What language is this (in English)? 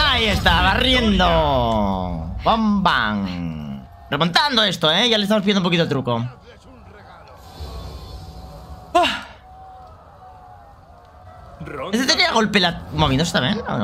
Spanish